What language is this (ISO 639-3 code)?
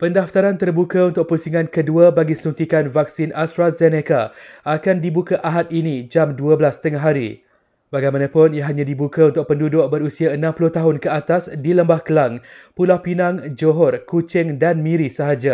msa